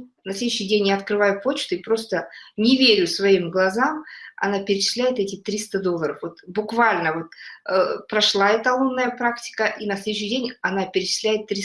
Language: Russian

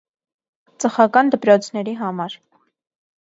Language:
Armenian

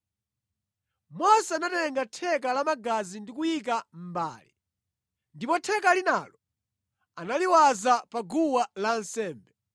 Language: Nyanja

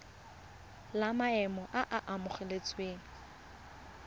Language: Tswana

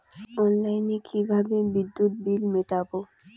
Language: Bangla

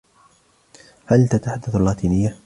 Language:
Arabic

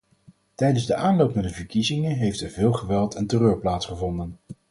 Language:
Dutch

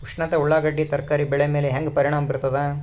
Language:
Kannada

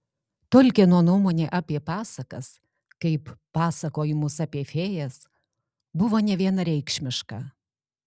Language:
Lithuanian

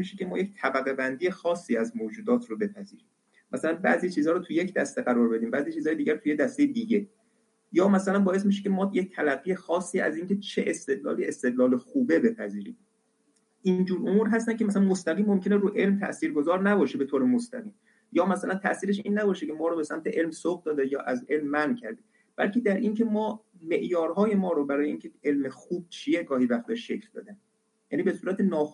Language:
Persian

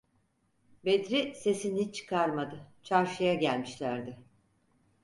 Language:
Turkish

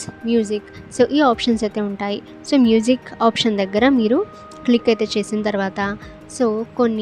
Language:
Telugu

